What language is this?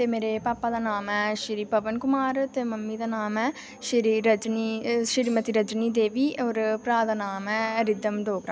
Dogri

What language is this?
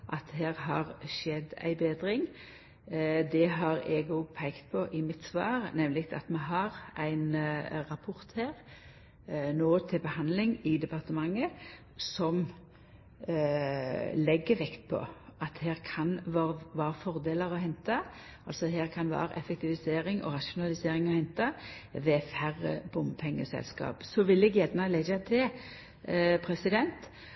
Norwegian Nynorsk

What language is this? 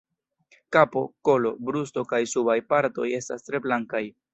Esperanto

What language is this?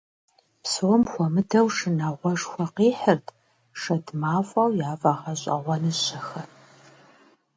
Kabardian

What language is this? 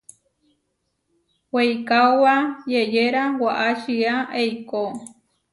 Huarijio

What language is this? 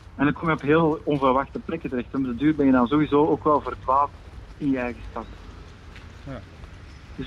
Dutch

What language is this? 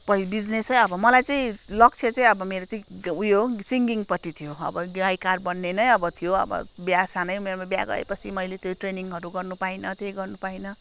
Nepali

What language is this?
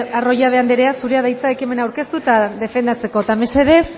Basque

